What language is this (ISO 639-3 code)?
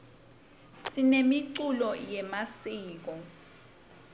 ssw